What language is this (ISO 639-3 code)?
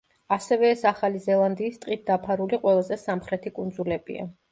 kat